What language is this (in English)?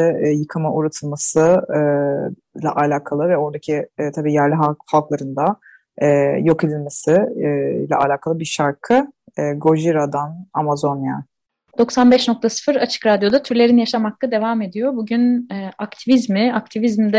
Turkish